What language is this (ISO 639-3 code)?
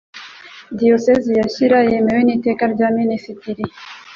kin